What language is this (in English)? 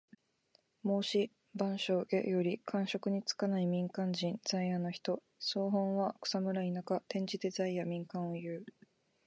Japanese